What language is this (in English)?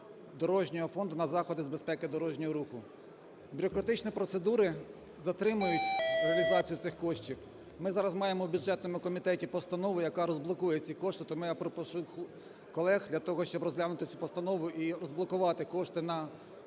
Ukrainian